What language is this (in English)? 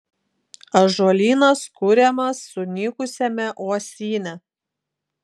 Lithuanian